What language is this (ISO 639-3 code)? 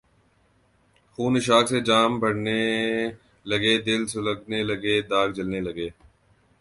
urd